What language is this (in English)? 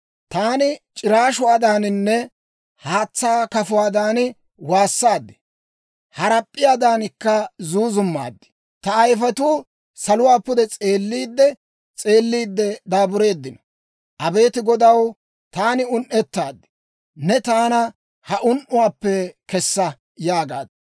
Dawro